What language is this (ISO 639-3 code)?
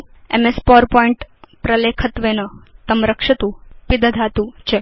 san